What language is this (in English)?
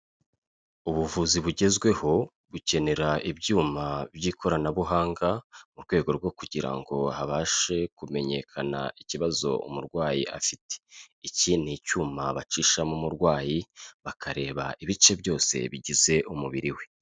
Kinyarwanda